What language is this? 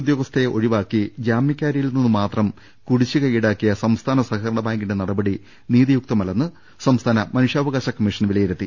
Malayalam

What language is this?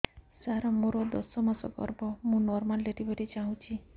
Odia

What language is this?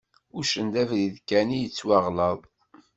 Kabyle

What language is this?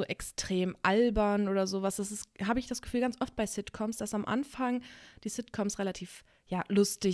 German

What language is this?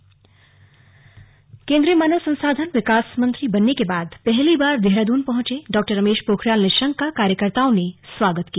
Hindi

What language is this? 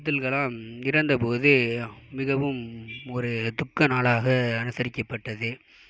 Tamil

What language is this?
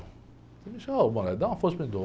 Portuguese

